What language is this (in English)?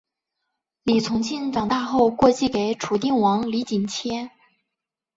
Chinese